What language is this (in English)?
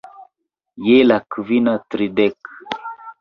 Esperanto